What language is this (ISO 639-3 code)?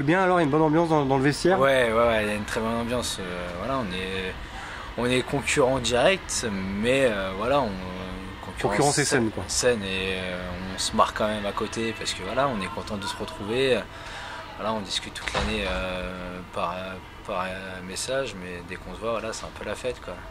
fra